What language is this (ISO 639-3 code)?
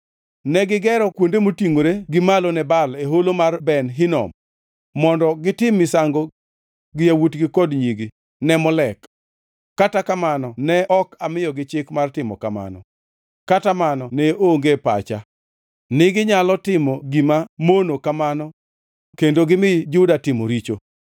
luo